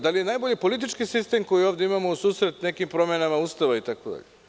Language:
Serbian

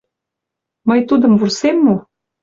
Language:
Mari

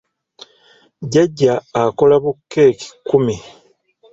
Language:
Ganda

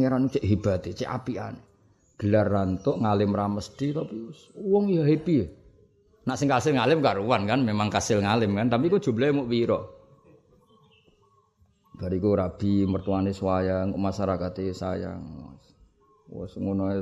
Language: Indonesian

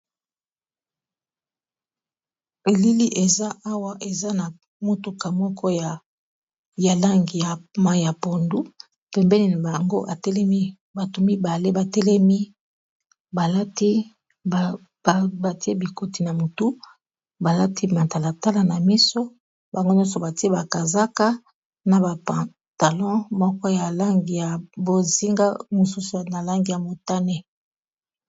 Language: Lingala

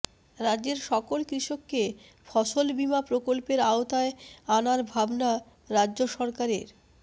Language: Bangla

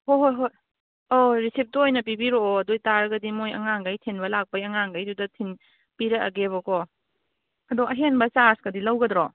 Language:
Manipuri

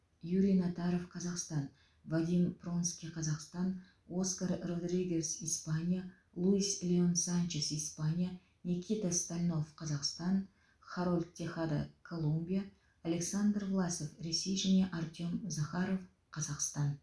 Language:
Kazakh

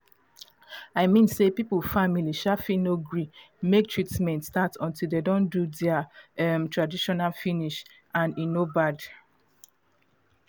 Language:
Nigerian Pidgin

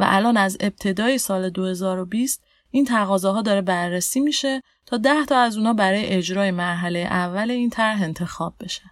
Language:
Persian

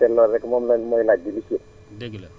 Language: Wolof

